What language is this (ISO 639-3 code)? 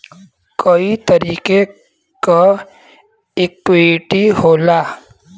bho